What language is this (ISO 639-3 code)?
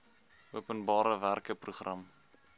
afr